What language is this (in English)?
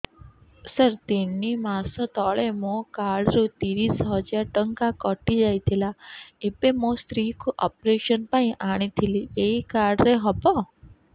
Odia